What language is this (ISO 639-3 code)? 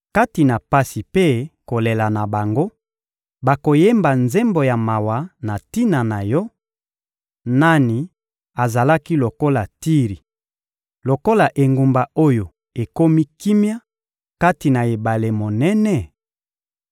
lin